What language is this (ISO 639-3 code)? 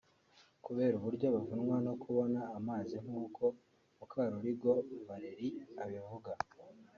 kin